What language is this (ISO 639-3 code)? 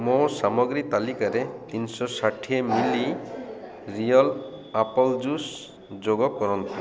ori